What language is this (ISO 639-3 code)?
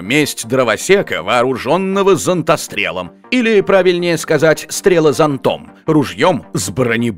rus